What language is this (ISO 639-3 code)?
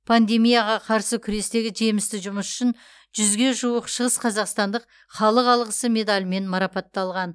kaz